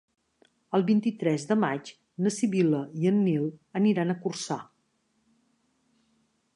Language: Catalan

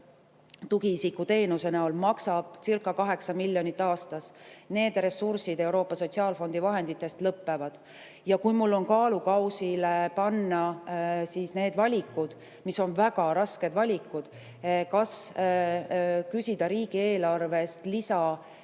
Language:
Estonian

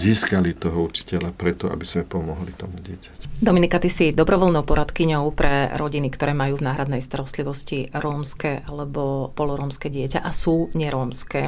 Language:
Slovak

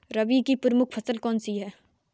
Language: Hindi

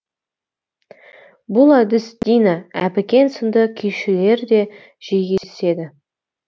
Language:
Kazakh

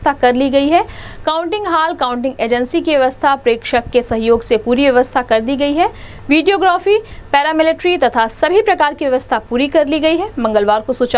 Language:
Hindi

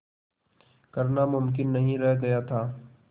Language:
Hindi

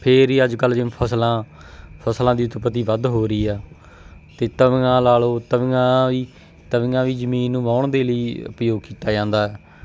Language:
Punjabi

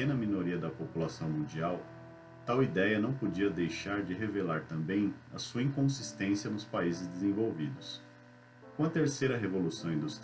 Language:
Portuguese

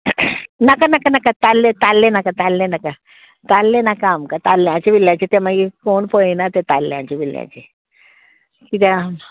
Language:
Konkani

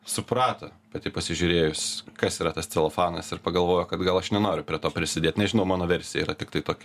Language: Lithuanian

